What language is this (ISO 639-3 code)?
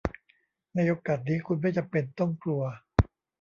tha